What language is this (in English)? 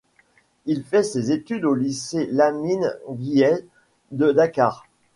French